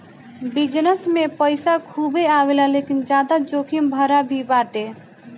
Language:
Bhojpuri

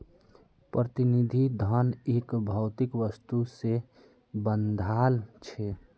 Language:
Magahi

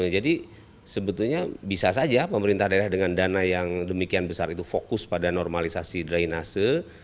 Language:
Indonesian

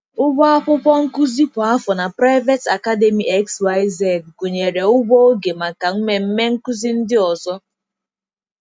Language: Igbo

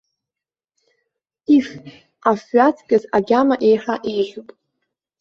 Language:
Abkhazian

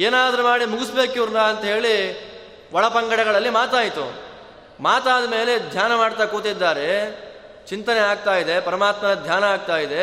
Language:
Kannada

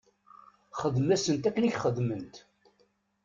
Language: Kabyle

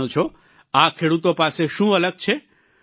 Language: Gujarati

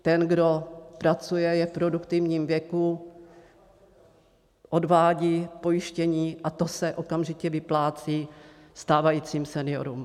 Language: Czech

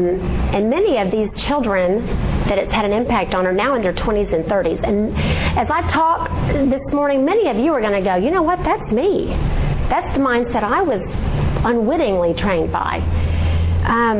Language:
English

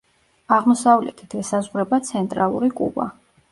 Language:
Georgian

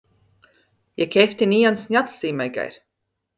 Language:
Icelandic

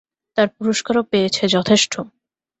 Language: Bangla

